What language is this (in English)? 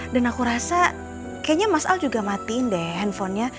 Indonesian